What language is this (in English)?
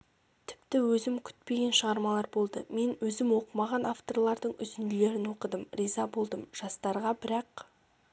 Kazakh